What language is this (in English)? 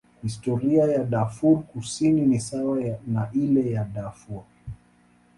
Swahili